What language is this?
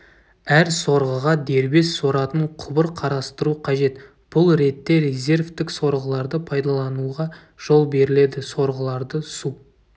Kazakh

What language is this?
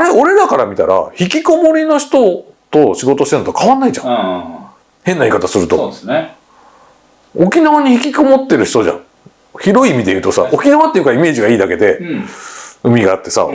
Japanese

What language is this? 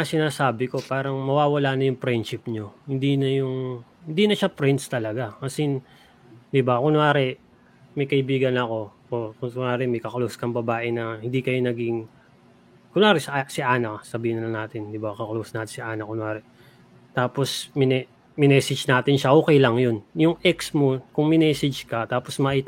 Filipino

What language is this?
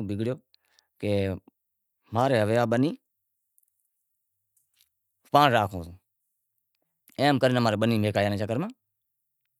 Wadiyara Koli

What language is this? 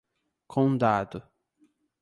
Portuguese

